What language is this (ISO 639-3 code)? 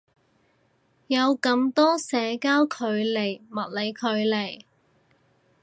yue